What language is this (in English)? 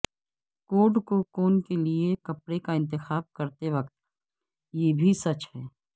Urdu